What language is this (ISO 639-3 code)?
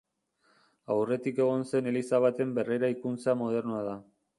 eus